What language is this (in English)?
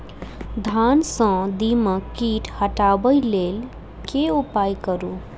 Maithili